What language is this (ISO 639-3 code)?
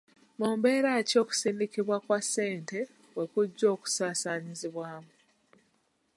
lug